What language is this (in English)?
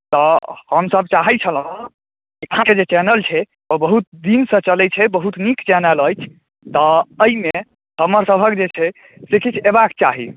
Maithili